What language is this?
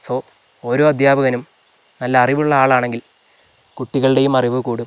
Malayalam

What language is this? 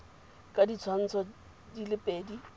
Tswana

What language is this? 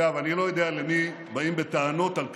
Hebrew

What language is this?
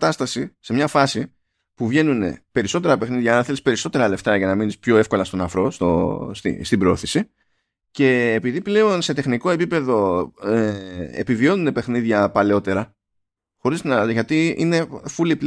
Greek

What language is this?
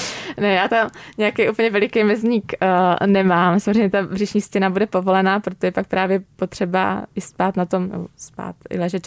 Czech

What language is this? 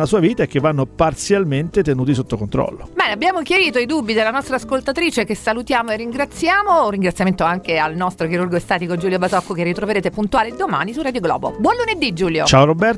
Italian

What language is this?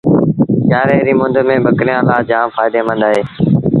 Sindhi Bhil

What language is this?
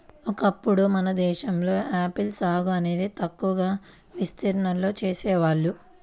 Telugu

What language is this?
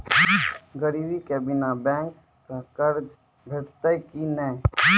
Maithili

